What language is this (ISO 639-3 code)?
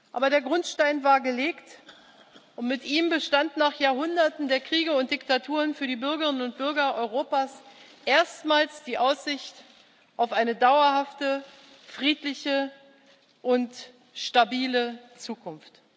deu